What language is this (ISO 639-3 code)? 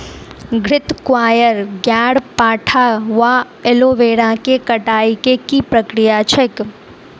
mai